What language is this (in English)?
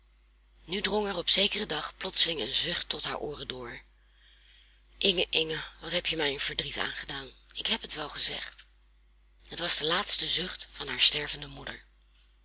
Dutch